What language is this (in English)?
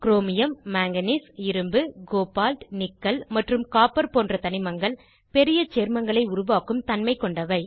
Tamil